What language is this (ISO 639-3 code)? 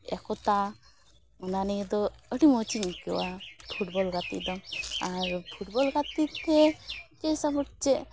sat